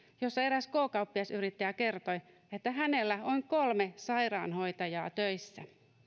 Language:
Finnish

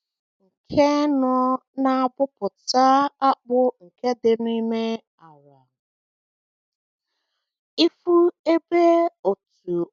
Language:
Igbo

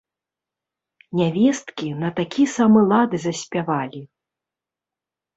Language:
Belarusian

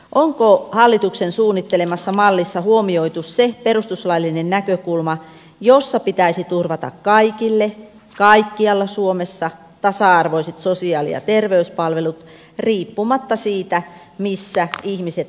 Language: Finnish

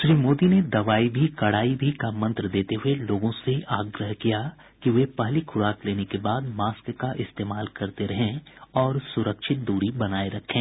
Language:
Hindi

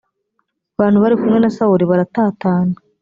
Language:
Kinyarwanda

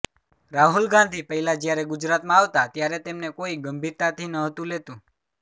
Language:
Gujarati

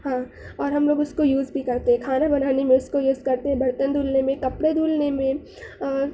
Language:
Urdu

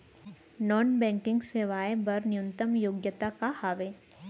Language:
Chhattisgarhi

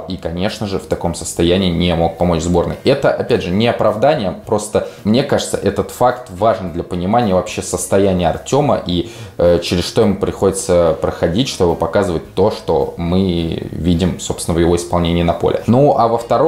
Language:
Russian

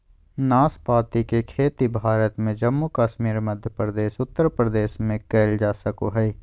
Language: Magahi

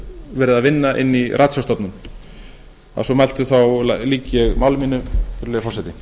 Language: Icelandic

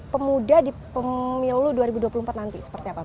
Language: Indonesian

